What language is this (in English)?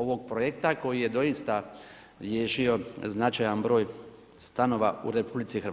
Croatian